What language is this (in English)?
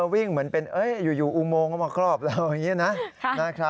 Thai